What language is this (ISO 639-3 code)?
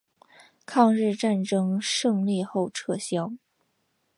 zho